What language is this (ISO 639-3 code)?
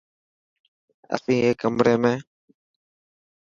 mki